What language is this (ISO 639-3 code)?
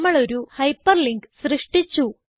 mal